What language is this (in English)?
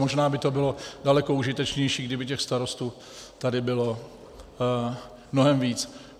Czech